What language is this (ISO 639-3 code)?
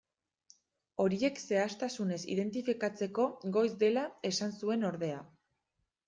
eus